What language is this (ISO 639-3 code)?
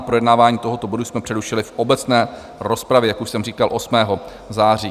ces